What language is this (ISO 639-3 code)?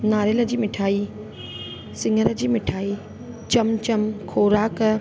snd